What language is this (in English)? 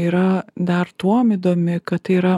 Lithuanian